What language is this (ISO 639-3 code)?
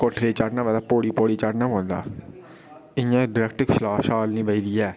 doi